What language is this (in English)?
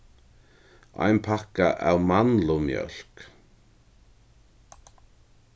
Faroese